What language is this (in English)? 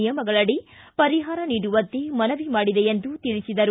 Kannada